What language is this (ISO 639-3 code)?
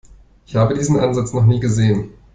deu